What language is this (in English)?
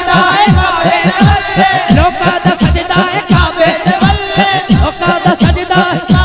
Turkish